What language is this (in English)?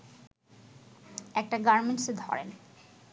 Bangla